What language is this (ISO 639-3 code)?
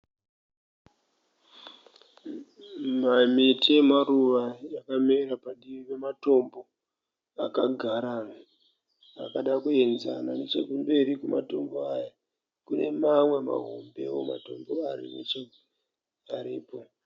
sna